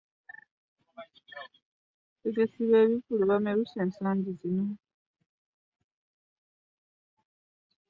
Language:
Ganda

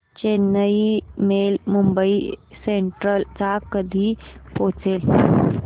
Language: Marathi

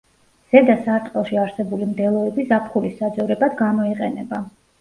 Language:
Georgian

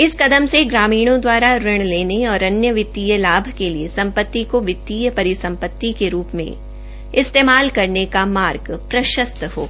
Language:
Hindi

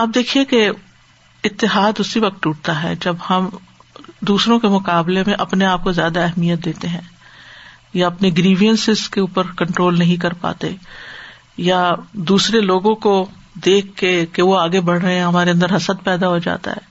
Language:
Urdu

